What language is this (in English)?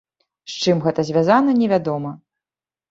Belarusian